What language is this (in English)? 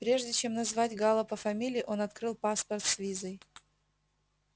Russian